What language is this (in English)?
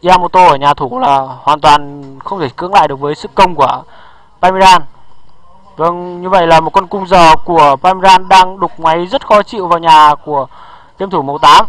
Vietnamese